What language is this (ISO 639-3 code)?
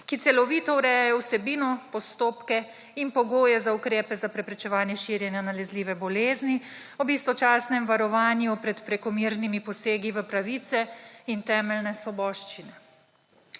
slv